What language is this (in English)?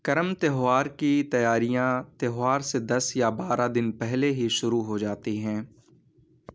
Urdu